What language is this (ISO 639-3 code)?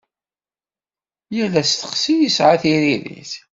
kab